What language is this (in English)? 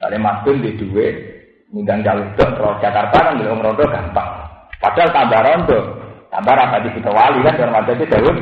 Indonesian